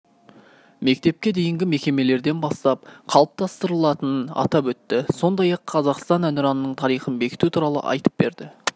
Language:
Kazakh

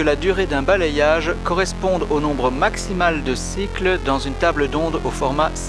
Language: French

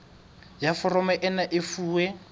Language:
Southern Sotho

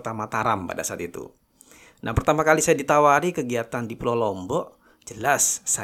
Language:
Indonesian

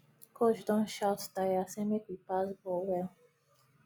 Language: Nigerian Pidgin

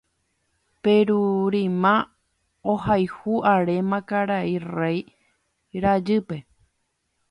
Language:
Guarani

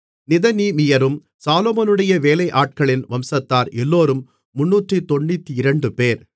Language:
Tamil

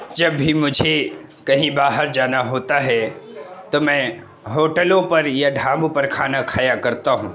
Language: Urdu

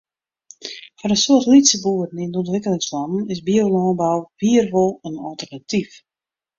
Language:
Western Frisian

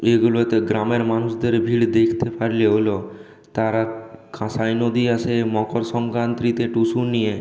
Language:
Bangla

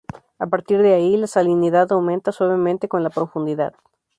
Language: Spanish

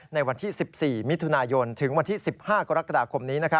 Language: Thai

